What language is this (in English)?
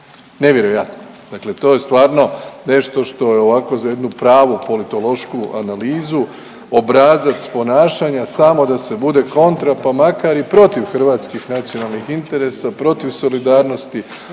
Croatian